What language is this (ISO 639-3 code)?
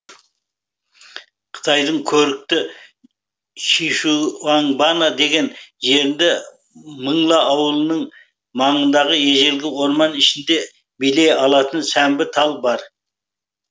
kaz